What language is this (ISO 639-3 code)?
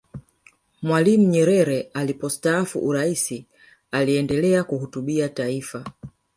swa